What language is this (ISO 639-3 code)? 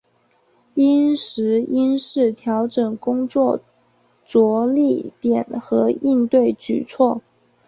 zho